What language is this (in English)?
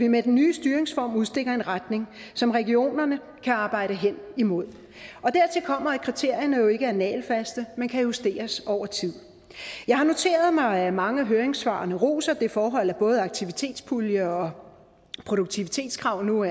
Danish